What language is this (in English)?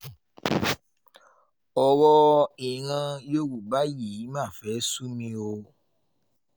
Yoruba